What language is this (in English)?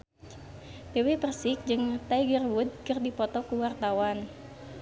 Sundanese